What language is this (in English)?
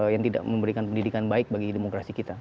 Indonesian